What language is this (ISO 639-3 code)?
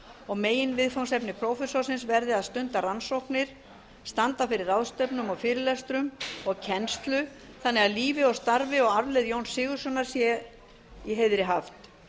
isl